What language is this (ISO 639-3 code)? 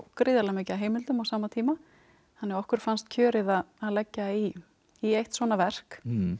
isl